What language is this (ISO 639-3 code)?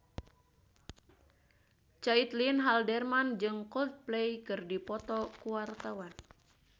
sun